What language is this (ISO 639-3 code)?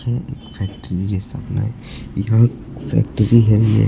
hin